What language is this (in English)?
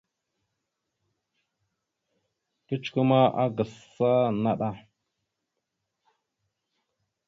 Mada (Cameroon)